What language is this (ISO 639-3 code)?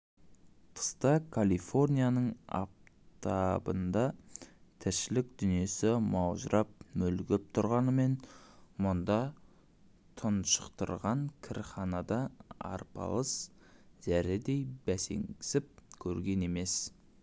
kaz